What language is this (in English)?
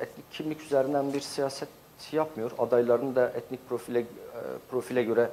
Turkish